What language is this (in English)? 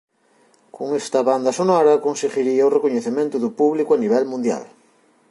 Galician